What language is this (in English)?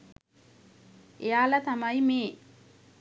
Sinhala